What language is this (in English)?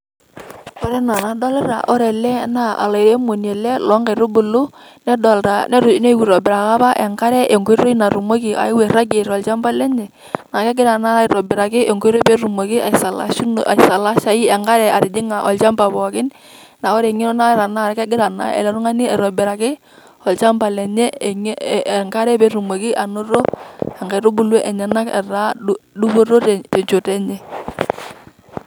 Masai